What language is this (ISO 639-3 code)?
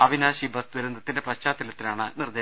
mal